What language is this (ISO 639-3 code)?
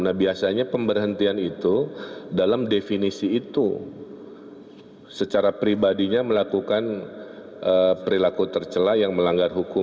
ind